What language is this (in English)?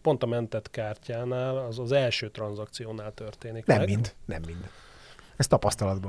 Hungarian